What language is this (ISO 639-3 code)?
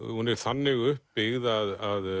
isl